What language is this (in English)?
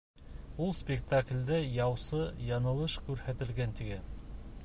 Bashkir